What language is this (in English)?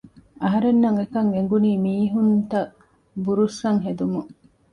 Divehi